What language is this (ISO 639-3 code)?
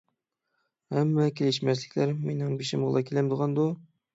uig